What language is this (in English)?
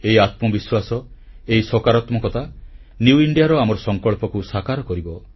Odia